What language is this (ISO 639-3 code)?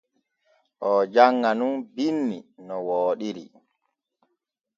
fue